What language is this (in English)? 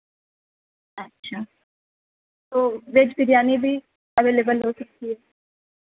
Urdu